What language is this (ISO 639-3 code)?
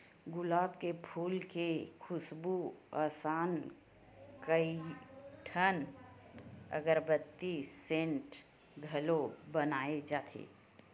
hne